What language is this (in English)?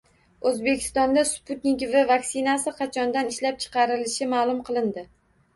Uzbek